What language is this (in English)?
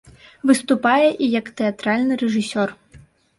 Belarusian